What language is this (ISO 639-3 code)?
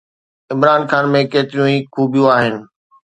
snd